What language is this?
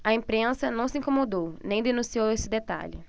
Portuguese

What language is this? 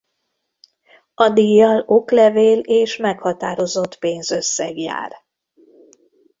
Hungarian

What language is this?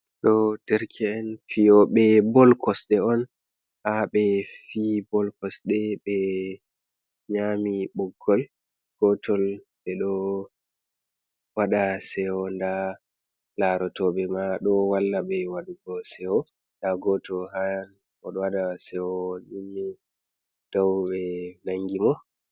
Fula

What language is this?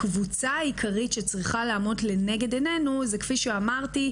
Hebrew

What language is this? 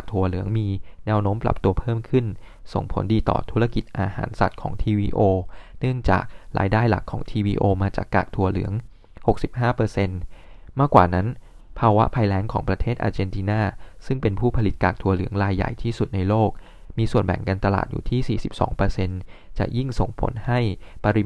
Thai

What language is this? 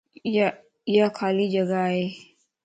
Lasi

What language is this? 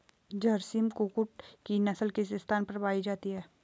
Hindi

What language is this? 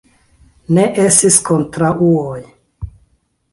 Esperanto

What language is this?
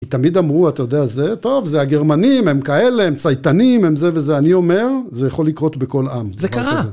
Hebrew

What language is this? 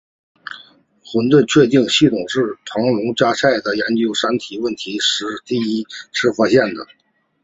Chinese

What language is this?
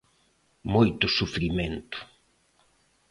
Galician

